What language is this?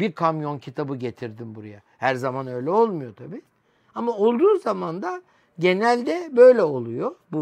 Turkish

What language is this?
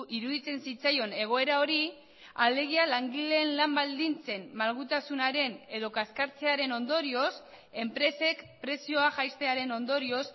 Basque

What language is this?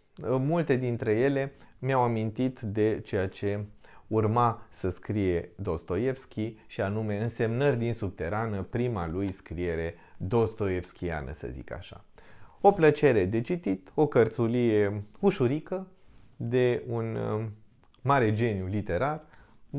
Romanian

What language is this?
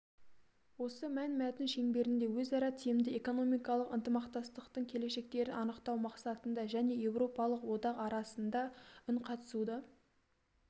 Kazakh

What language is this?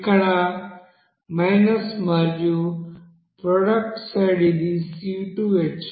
Telugu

